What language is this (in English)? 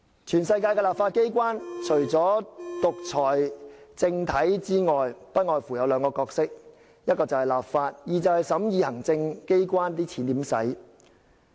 Cantonese